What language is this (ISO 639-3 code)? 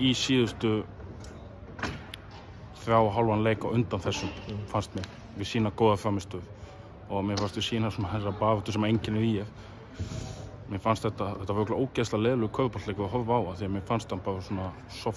eng